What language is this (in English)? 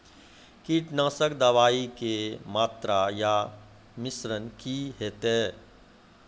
Maithili